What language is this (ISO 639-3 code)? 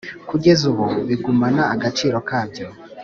kin